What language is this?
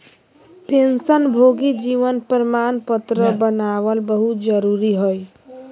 Magahi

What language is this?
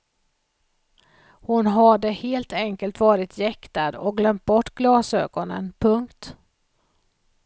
Swedish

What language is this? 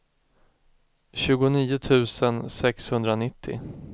Swedish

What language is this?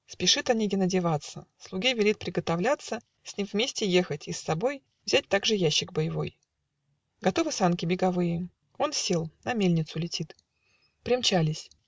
Russian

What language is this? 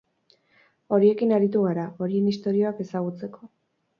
Basque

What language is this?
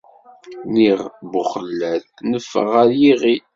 Kabyle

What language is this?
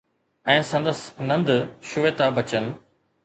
Sindhi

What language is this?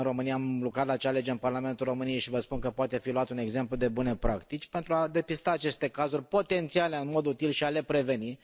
Romanian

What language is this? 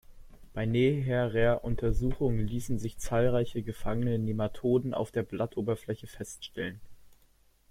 German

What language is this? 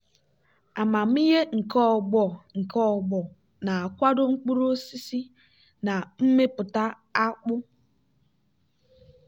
Igbo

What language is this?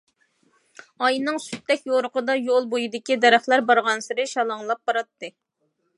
Uyghur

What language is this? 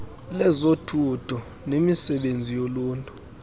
Xhosa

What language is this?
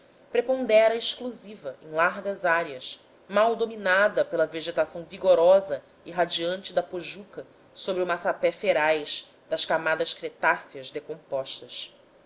Portuguese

